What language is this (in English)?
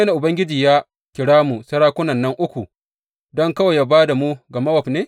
Hausa